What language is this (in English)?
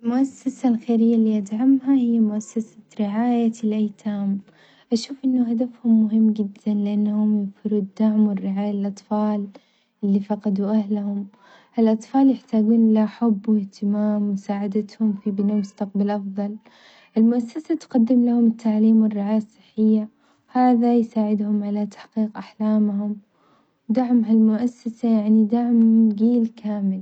Omani Arabic